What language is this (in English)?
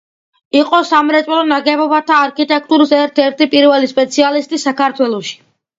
Georgian